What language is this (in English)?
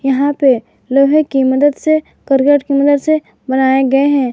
Hindi